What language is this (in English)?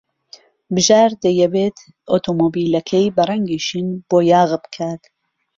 Central Kurdish